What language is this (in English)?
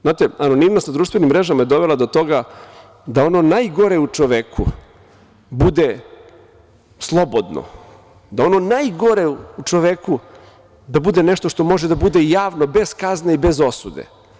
Serbian